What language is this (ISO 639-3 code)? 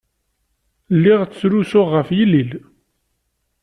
kab